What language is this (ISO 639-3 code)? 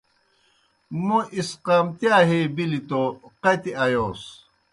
plk